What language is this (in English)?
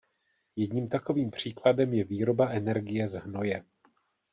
Czech